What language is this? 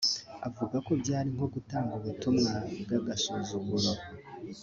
Kinyarwanda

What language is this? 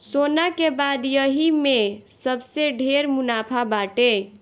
Bhojpuri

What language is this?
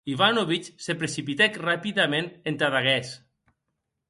Occitan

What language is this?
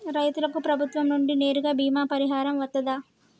Telugu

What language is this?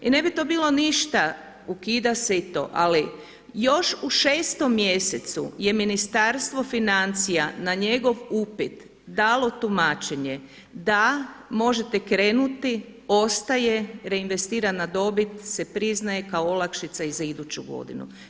Croatian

